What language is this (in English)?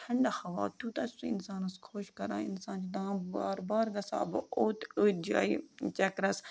Kashmiri